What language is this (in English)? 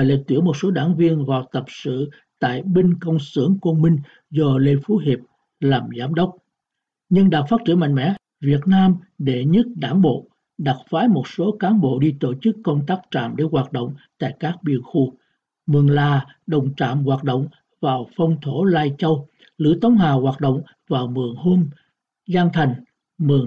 Vietnamese